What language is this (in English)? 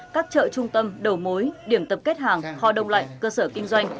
Vietnamese